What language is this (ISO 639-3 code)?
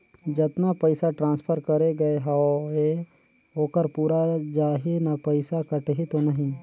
hne